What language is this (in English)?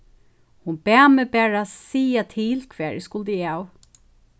Faroese